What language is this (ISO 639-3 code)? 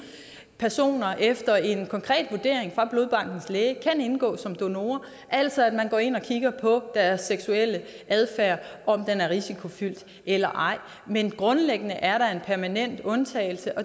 dan